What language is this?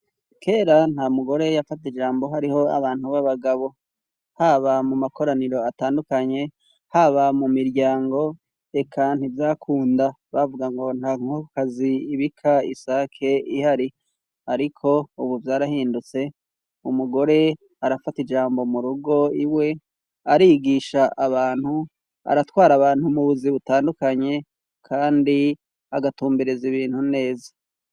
Rundi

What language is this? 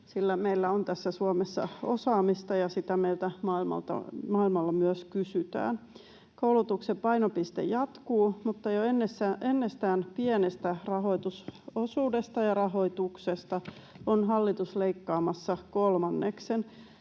Finnish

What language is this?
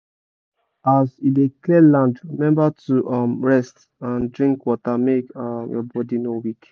Nigerian Pidgin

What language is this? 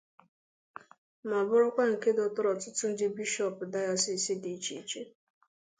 Igbo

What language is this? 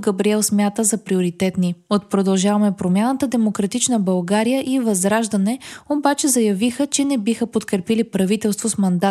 Bulgarian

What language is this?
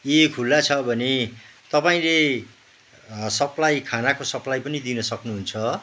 Nepali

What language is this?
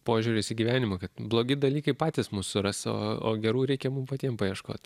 Lithuanian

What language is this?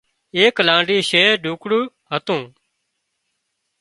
Wadiyara Koli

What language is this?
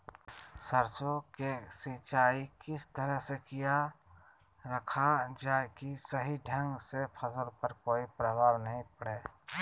Magahi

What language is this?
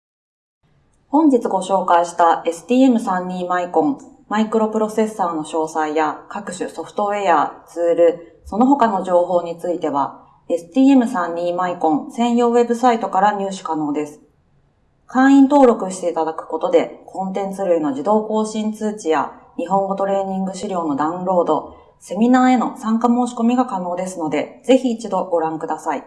Japanese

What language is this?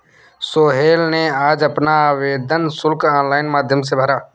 Hindi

